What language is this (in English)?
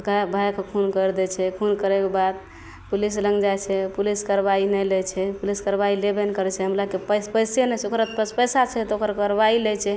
Maithili